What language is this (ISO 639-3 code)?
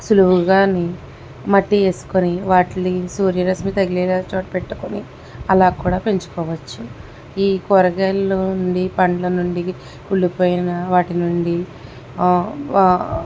tel